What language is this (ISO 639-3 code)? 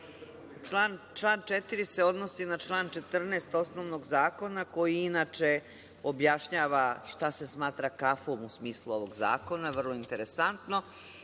srp